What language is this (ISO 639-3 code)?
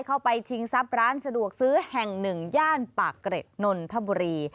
tha